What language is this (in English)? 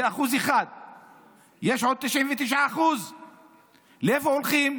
Hebrew